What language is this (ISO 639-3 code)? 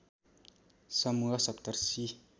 nep